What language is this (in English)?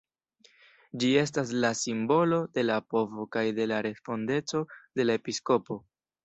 Esperanto